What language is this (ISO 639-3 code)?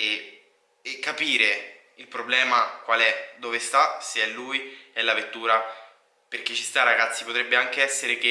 ita